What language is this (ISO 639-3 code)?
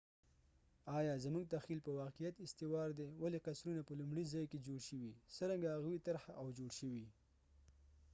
pus